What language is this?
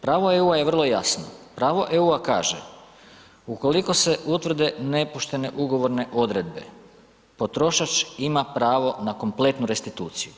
Croatian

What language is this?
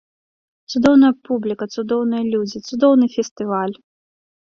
Belarusian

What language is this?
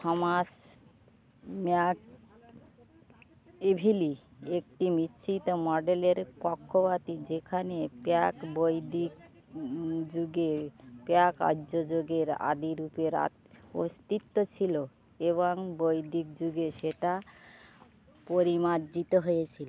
Bangla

